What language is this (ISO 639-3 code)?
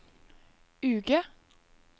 nor